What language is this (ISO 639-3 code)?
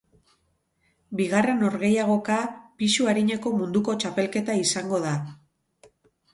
eus